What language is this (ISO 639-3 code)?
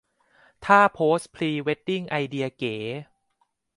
tha